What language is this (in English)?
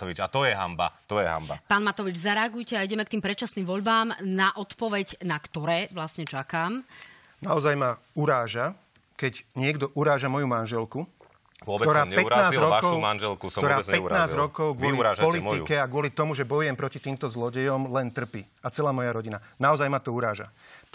Slovak